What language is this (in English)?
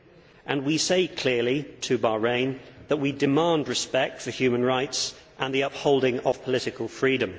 English